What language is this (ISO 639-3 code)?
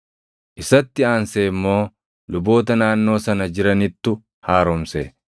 orm